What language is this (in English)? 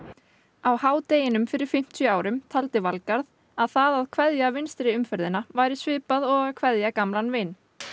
Icelandic